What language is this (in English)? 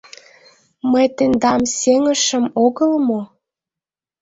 Mari